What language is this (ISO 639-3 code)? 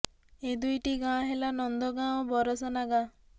ori